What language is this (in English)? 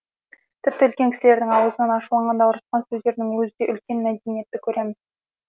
Kazakh